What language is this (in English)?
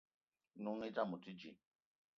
Eton (Cameroon)